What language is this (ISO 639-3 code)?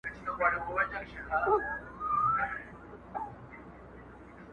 pus